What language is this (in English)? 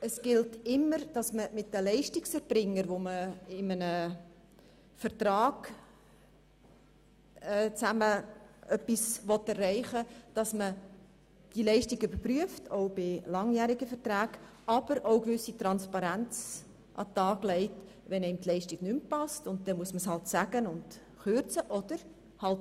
Swiss German